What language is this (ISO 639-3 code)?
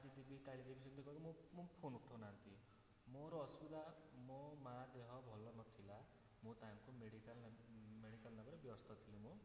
ori